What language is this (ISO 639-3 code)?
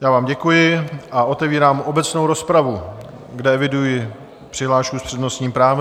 ces